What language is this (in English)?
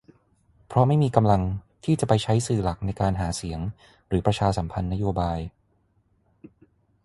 Thai